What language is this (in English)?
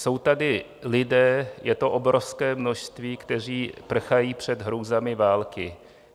Czech